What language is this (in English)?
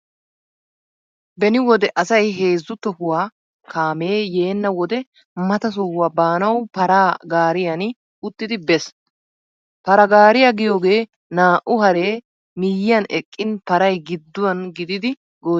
Wolaytta